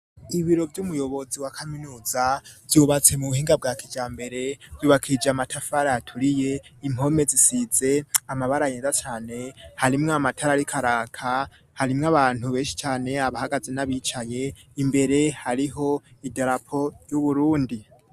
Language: Rundi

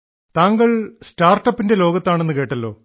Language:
Malayalam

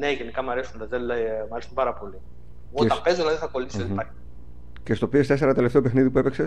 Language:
Greek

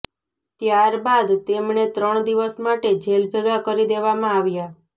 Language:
Gujarati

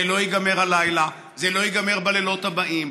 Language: Hebrew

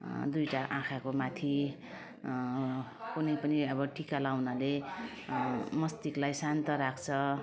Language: Nepali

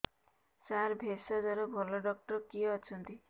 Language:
Odia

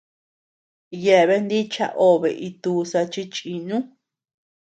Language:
Tepeuxila Cuicatec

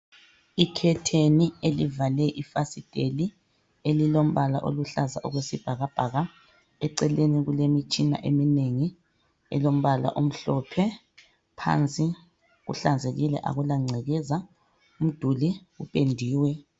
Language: North Ndebele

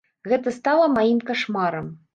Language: Belarusian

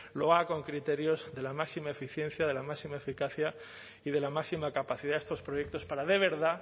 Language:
Spanish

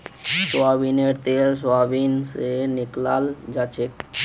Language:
Magahi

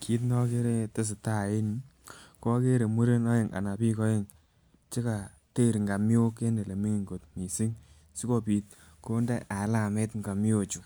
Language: Kalenjin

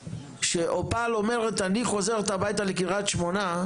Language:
Hebrew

